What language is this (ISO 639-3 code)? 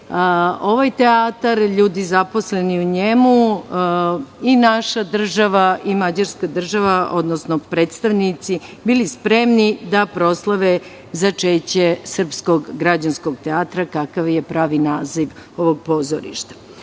srp